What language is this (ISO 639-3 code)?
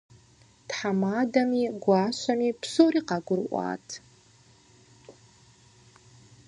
kbd